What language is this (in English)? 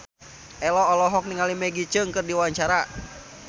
Sundanese